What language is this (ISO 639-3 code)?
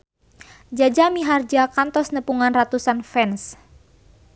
sun